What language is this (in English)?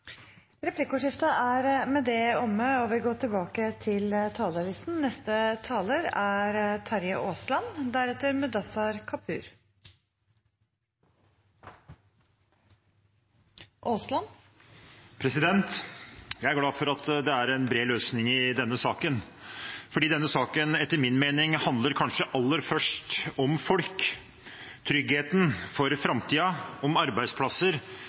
Norwegian